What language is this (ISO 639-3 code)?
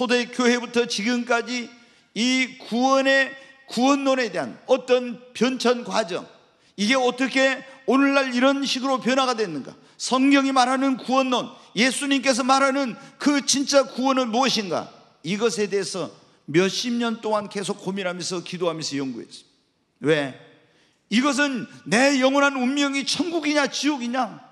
kor